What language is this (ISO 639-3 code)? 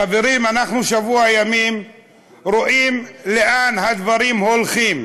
heb